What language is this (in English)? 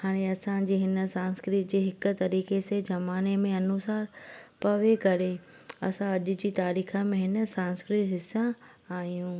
Sindhi